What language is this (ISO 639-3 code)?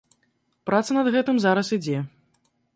bel